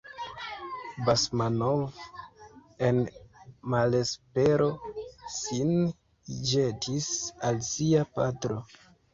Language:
Esperanto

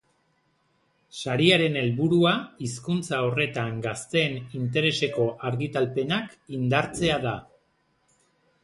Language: Basque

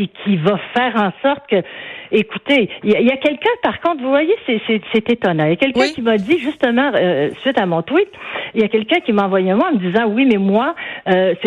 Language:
French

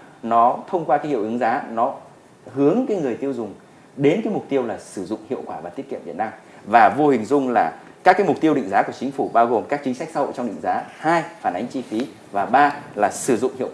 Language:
Vietnamese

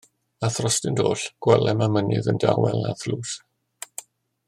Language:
Welsh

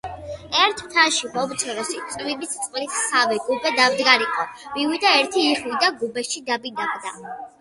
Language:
Georgian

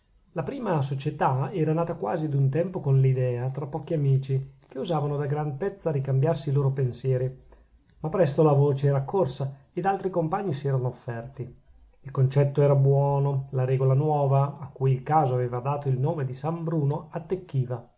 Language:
Italian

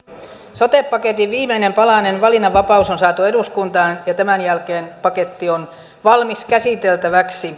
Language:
Finnish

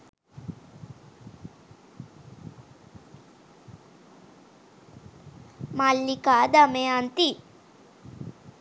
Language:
Sinhala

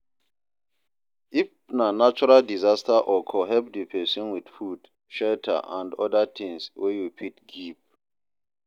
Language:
Nigerian Pidgin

